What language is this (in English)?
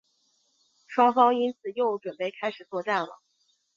Chinese